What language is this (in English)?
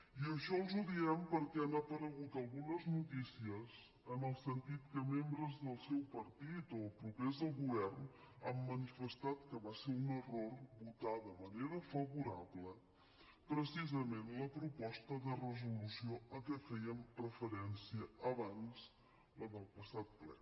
Catalan